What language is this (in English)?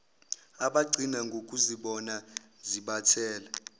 Zulu